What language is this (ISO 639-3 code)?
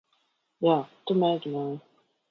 lav